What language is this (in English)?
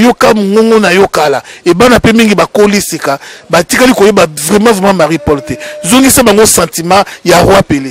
French